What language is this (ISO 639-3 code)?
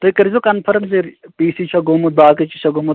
kas